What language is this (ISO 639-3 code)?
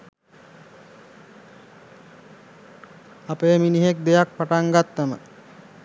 sin